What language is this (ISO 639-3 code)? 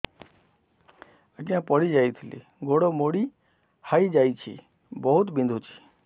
ori